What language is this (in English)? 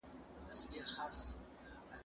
Pashto